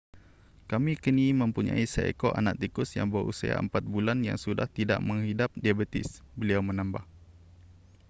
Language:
Malay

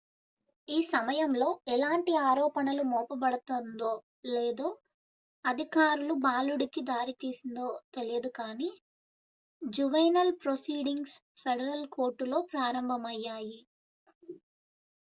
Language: Telugu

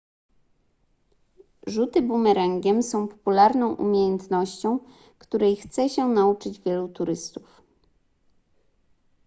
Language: Polish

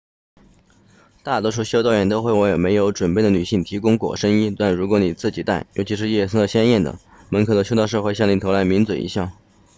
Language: Chinese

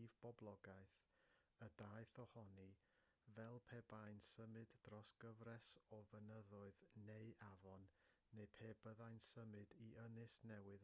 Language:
Welsh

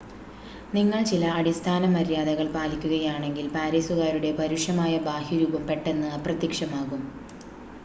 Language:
Malayalam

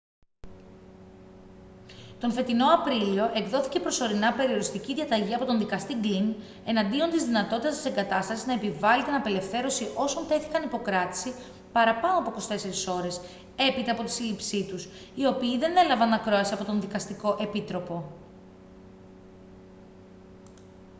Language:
Greek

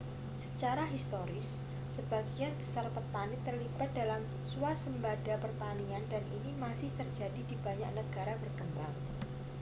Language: Indonesian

